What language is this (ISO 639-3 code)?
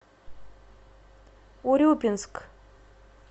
rus